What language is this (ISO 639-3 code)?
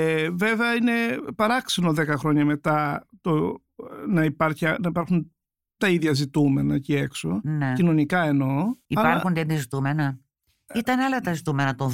ell